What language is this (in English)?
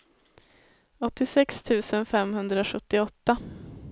Swedish